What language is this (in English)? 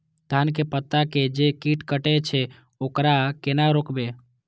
Maithili